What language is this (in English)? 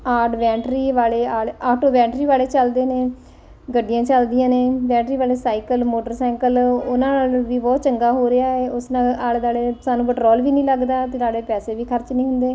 Punjabi